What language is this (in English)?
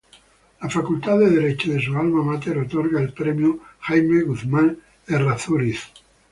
Spanish